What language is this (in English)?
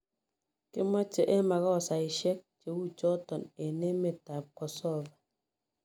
Kalenjin